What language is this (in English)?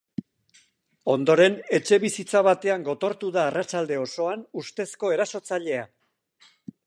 Basque